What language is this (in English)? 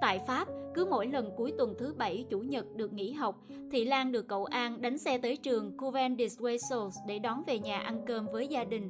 Vietnamese